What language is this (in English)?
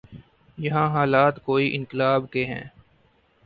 Urdu